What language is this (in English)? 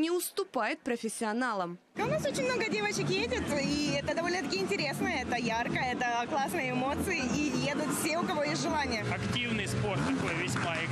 Russian